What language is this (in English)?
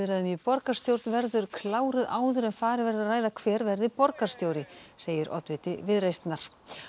Icelandic